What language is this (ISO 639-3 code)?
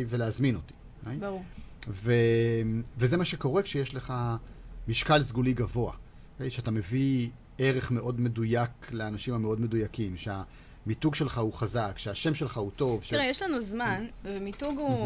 heb